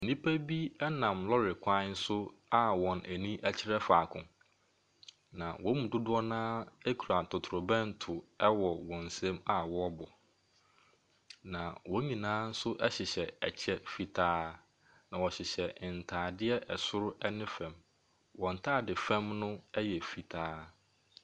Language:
Akan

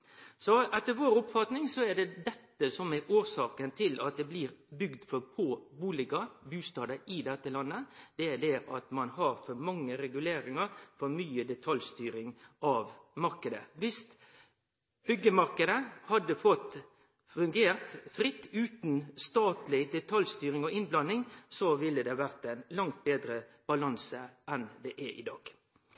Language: Norwegian Nynorsk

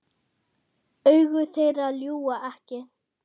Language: Icelandic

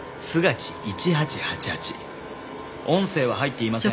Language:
Japanese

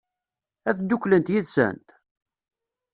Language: Kabyle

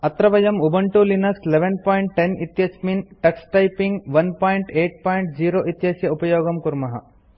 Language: Sanskrit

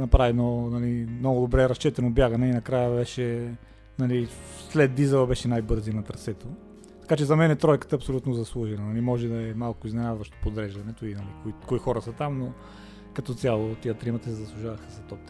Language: Bulgarian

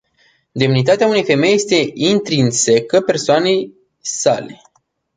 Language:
Romanian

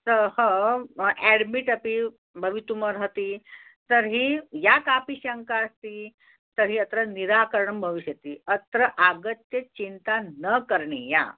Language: Sanskrit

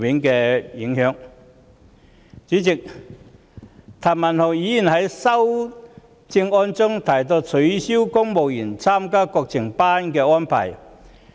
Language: Cantonese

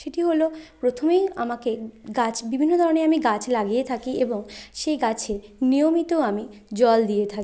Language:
Bangla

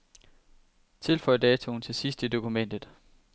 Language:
Danish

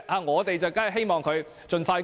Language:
Cantonese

